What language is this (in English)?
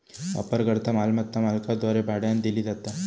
Marathi